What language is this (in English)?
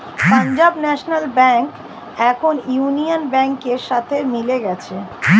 Bangla